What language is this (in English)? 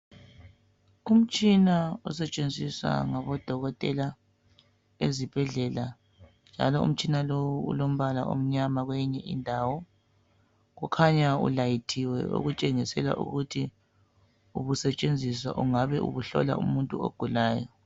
North Ndebele